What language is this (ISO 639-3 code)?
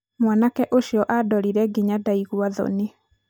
kik